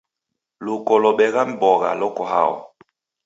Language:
Taita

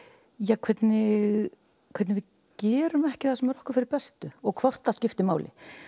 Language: Icelandic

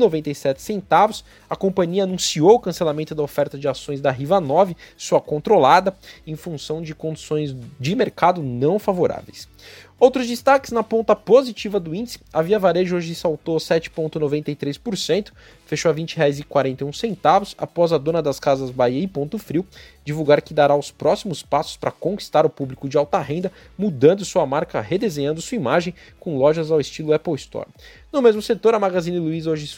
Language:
Portuguese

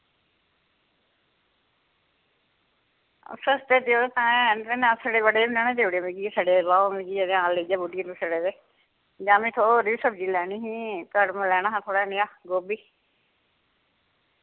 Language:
Dogri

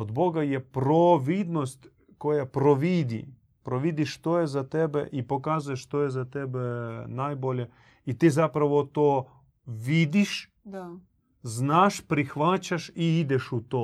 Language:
Croatian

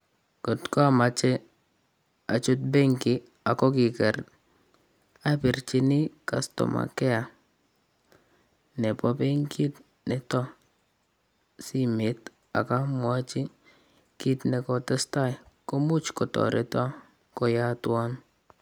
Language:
Kalenjin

